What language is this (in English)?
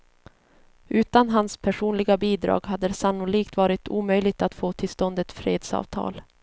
Swedish